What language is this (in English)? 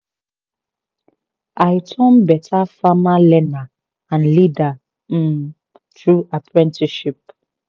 Nigerian Pidgin